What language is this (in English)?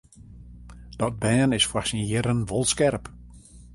Western Frisian